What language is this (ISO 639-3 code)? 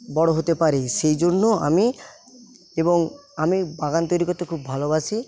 ben